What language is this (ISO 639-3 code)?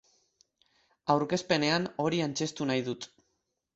eus